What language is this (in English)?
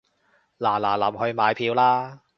Cantonese